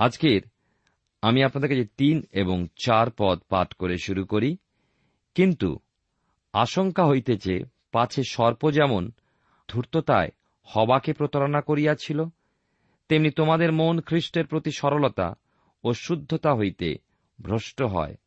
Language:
Bangla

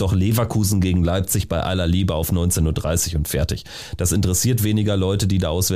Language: German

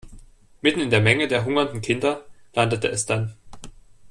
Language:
German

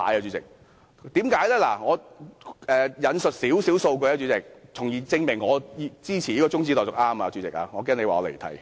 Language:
Cantonese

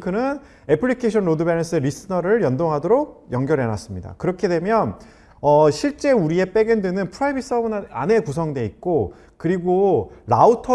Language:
Korean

